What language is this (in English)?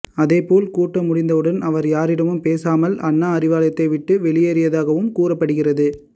Tamil